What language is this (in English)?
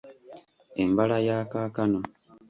Ganda